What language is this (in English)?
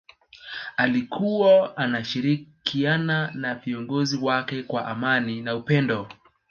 Swahili